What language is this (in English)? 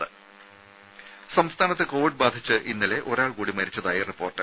Malayalam